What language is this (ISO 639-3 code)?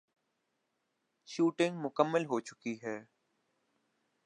urd